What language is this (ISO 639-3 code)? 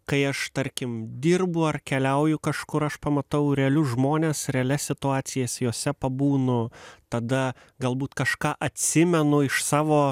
lit